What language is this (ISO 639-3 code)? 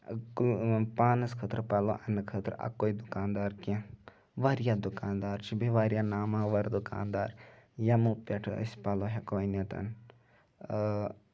kas